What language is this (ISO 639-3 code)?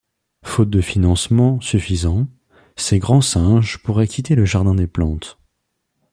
fra